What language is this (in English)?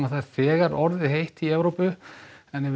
Icelandic